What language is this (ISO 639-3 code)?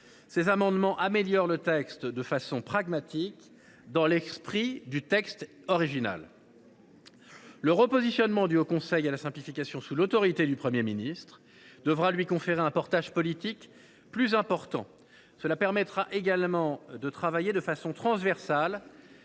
fra